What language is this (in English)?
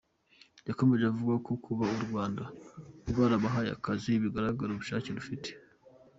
Kinyarwanda